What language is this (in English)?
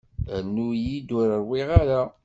Kabyle